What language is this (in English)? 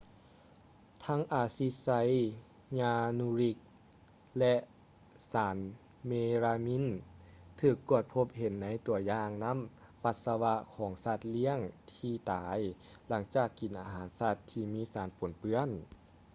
Lao